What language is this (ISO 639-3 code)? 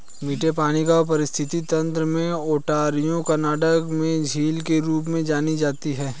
hin